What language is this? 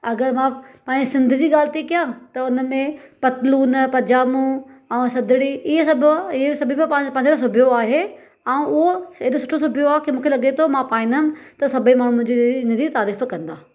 Sindhi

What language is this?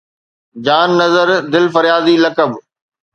Sindhi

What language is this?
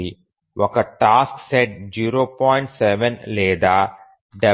Telugu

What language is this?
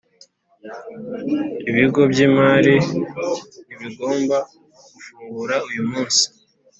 Kinyarwanda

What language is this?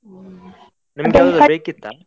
Kannada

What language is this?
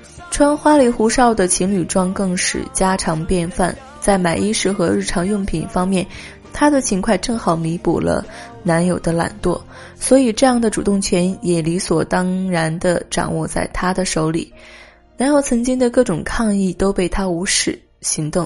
Chinese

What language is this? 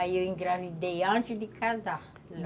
Portuguese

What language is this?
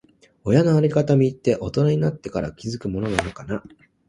Japanese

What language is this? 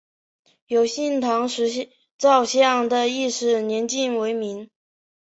Chinese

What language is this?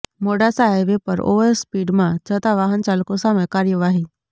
Gujarati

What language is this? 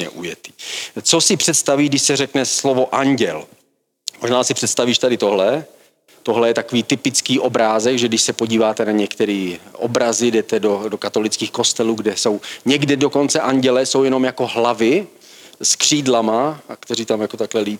Czech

